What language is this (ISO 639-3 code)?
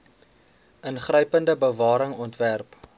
afr